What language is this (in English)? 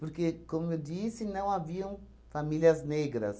Portuguese